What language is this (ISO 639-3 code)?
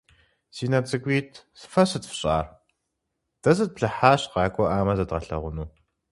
kbd